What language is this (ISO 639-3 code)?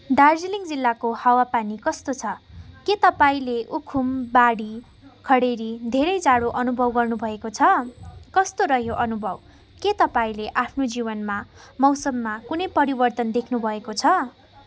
nep